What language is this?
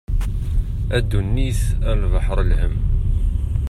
Kabyle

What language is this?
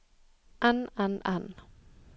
Norwegian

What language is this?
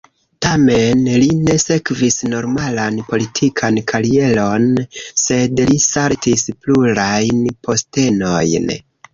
Esperanto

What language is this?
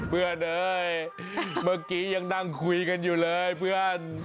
Thai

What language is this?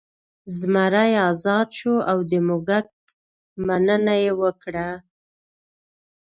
Pashto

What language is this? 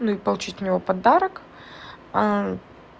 Russian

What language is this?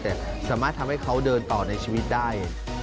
Thai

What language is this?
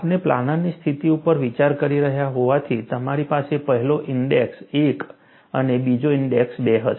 Gujarati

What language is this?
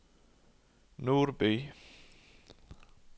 Norwegian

